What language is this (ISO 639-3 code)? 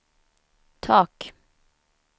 swe